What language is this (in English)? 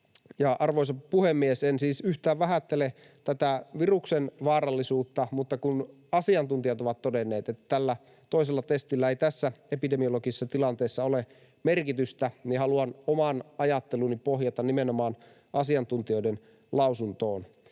Finnish